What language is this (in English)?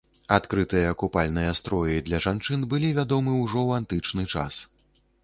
Belarusian